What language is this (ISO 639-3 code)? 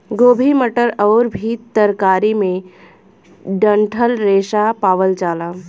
bho